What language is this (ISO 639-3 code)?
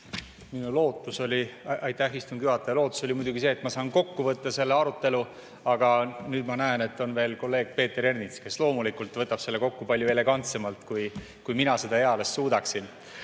est